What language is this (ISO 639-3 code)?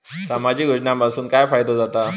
mar